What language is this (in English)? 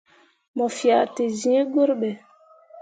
Mundang